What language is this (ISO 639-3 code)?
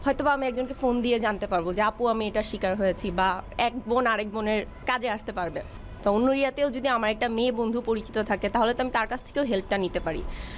ben